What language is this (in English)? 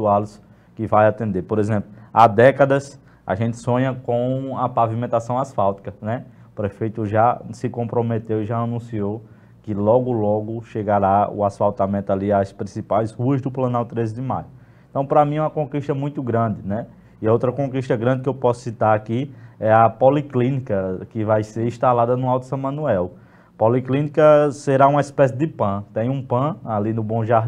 Portuguese